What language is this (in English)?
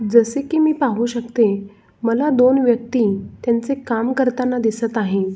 Marathi